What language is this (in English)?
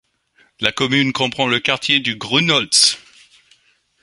French